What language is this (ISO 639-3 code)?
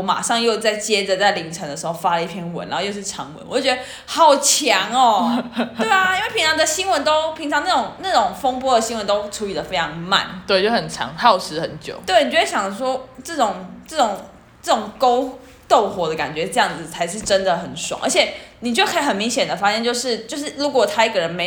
zho